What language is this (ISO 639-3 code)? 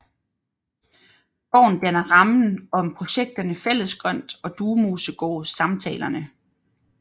dan